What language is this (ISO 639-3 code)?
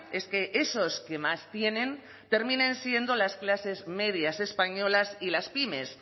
spa